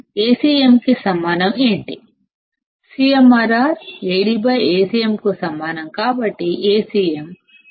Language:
Telugu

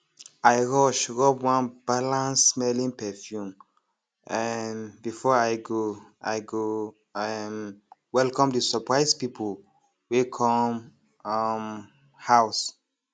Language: Nigerian Pidgin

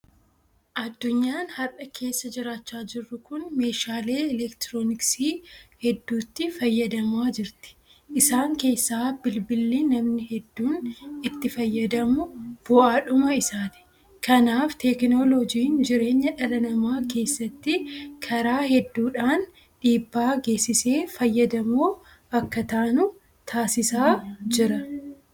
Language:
Oromo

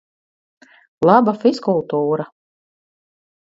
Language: Latvian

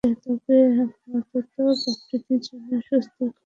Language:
Bangla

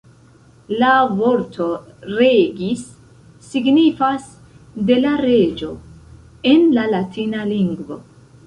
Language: Esperanto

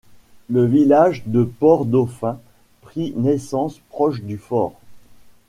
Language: French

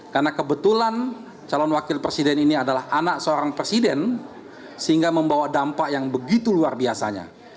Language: Indonesian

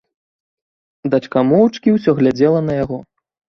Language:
Belarusian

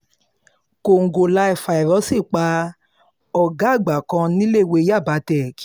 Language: Yoruba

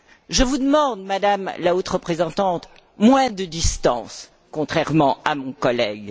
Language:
French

